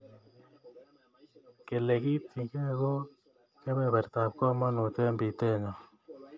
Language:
Kalenjin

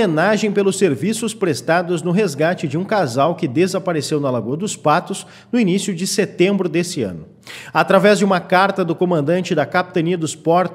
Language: Portuguese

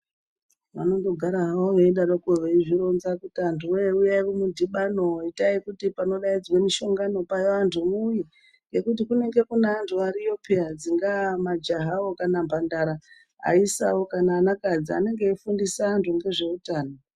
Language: Ndau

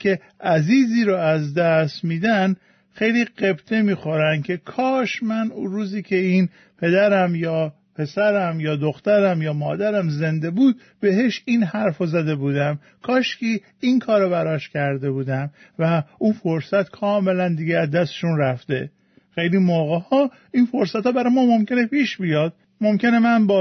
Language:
Persian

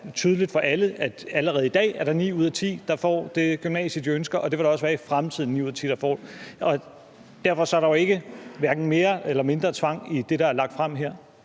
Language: Danish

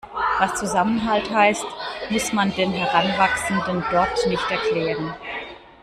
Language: German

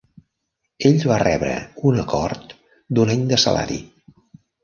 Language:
Catalan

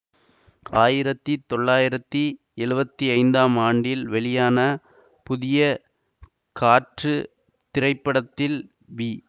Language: Tamil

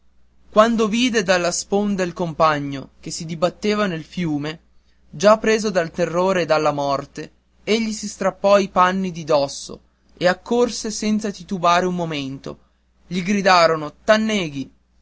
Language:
Italian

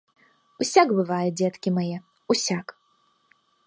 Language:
Belarusian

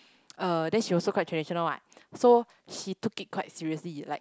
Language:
English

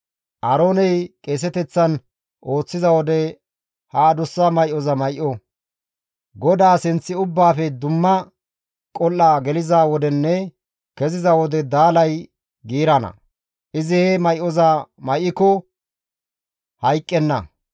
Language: Gamo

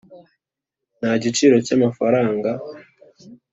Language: Kinyarwanda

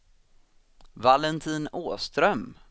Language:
Swedish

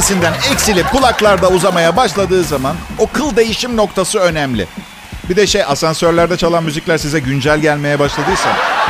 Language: Turkish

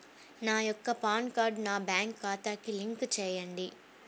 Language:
Telugu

